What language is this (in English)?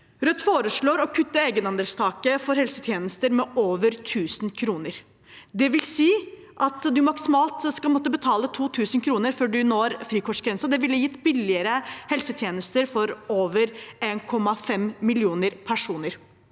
Norwegian